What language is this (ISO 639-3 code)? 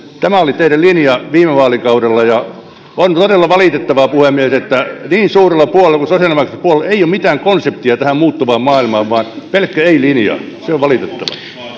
fin